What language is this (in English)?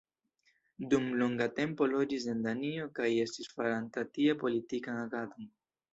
Esperanto